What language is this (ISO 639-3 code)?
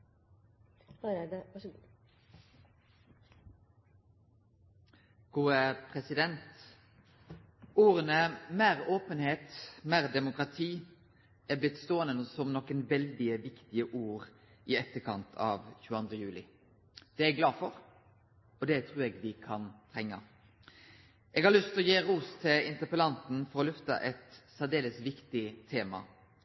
nor